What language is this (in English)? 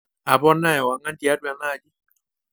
Masai